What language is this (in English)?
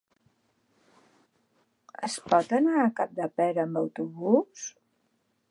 Catalan